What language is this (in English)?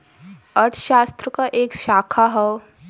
Bhojpuri